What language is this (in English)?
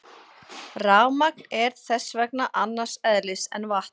Icelandic